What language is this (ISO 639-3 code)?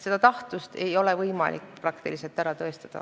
est